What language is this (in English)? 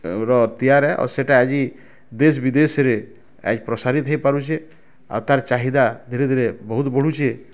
Odia